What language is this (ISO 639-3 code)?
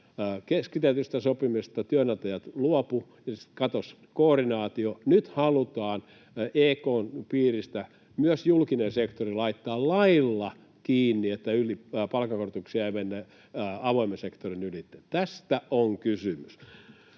fin